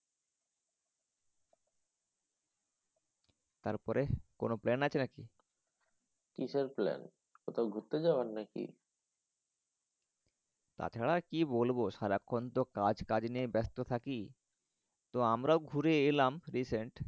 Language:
Bangla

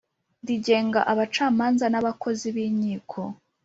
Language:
Kinyarwanda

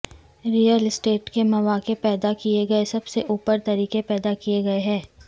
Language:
Urdu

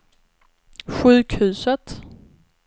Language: Swedish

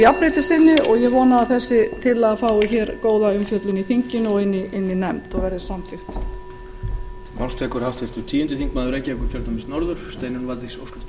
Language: Icelandic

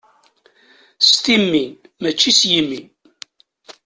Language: Kabyle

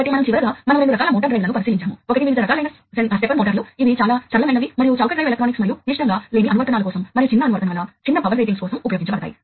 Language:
Telugu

